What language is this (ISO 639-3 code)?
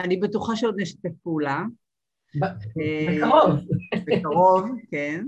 heb